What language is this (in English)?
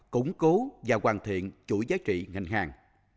Vietnamese